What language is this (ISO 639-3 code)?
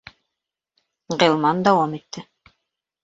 bak